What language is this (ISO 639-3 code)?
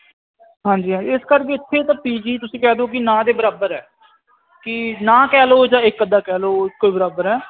pan